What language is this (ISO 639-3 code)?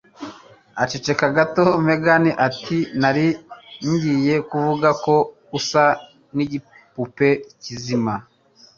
kin